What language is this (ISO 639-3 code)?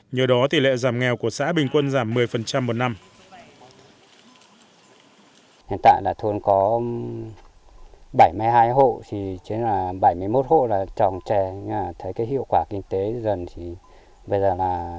vie